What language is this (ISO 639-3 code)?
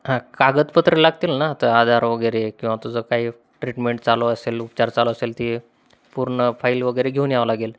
mar